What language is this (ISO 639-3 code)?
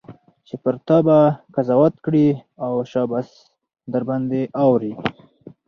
pus